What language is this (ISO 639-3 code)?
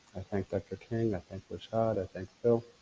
eng